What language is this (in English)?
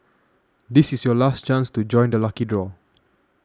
English